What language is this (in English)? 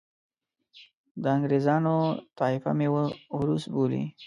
Pashto